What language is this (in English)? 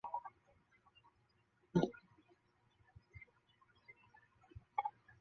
Chinese